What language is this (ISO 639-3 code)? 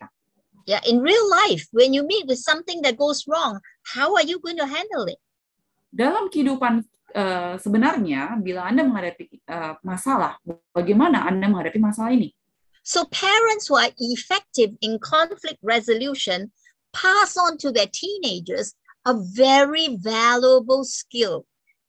ind